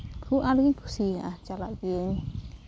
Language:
Santali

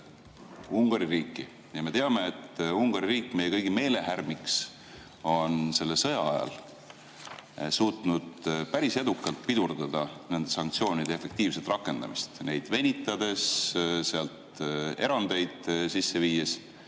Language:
Estonian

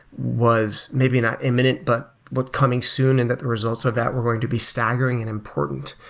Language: English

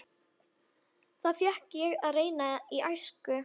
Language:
Icelandic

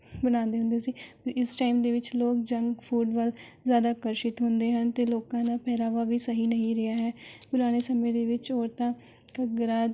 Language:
Punjabi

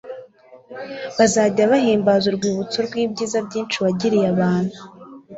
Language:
Kinyarwanda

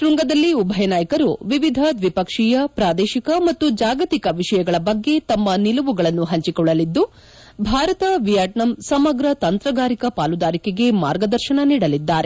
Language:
Kannada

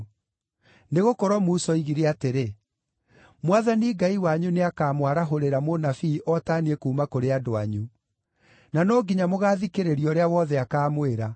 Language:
Kikuyu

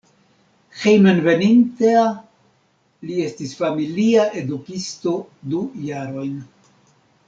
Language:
Esperanto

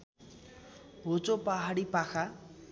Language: Nepali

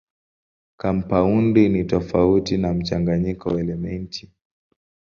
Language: Swahili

